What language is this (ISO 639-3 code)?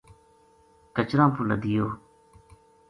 gju